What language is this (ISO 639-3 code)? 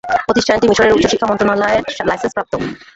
ben